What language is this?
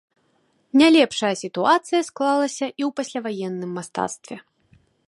Belarusian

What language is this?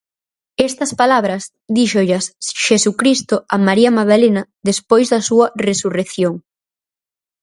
Galician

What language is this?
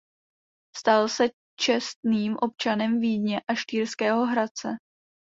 Czech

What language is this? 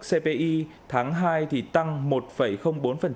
Vietnamese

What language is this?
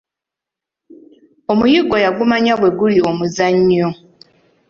Ganda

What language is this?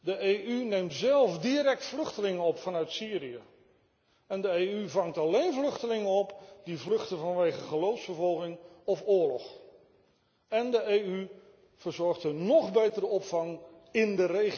Dutch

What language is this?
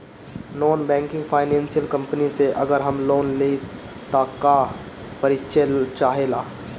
Bhojpuri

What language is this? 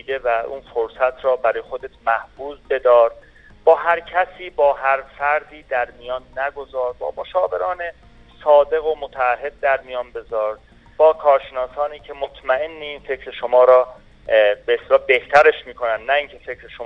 Persian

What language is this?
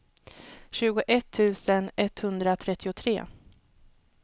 Swedish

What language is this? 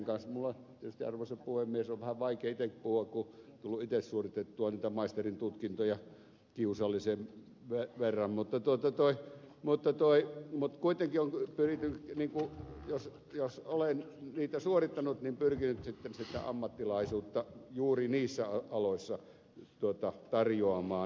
Finnish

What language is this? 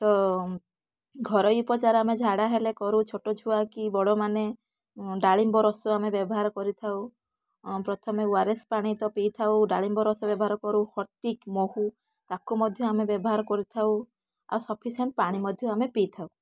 Odia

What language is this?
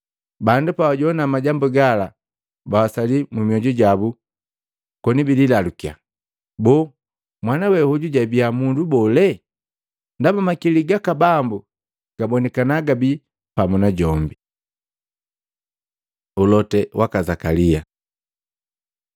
Matengo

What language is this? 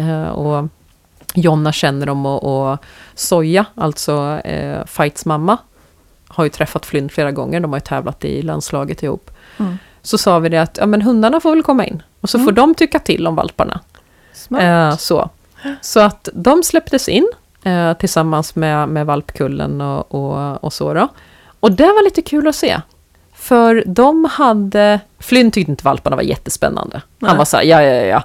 Swedish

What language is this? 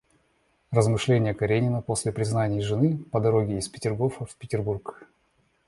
Russian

